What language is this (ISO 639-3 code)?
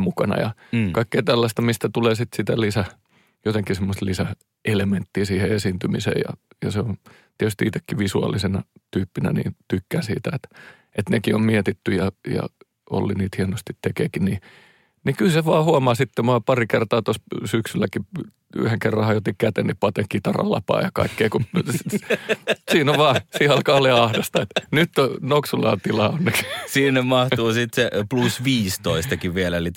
fin